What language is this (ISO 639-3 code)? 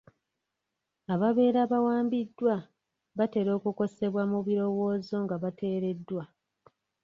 lug